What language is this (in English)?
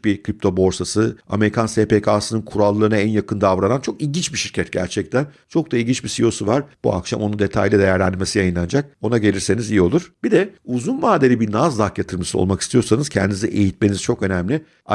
Turkish